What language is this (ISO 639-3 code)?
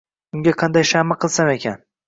uzb